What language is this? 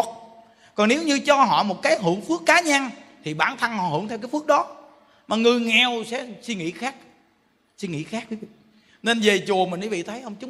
Vietnamese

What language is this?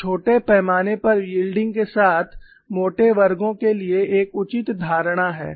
Hindi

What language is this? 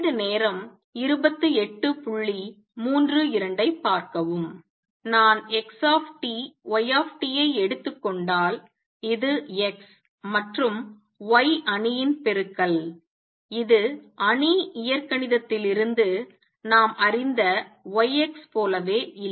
Tamil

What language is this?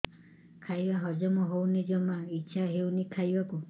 Odia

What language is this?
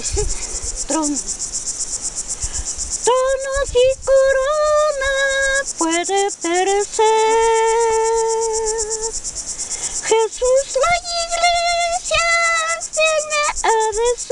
Ukrainian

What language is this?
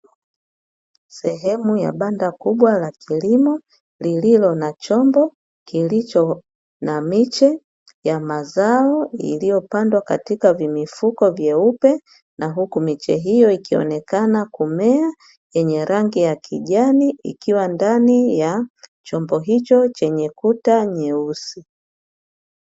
Swahili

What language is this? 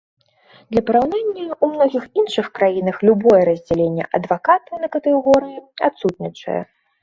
Belarusian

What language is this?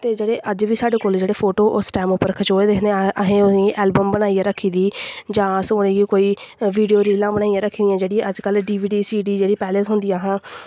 Dogri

